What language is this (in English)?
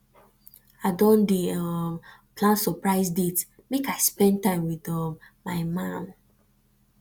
Nigerian Pidgin